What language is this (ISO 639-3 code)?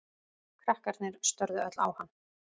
isl